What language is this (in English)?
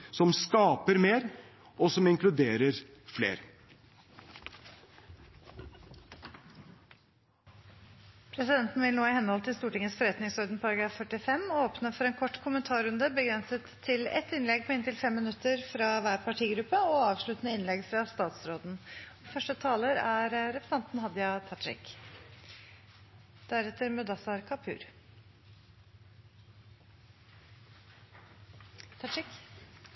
Norwegian Bokmål